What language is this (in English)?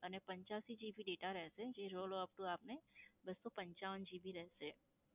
Gujarati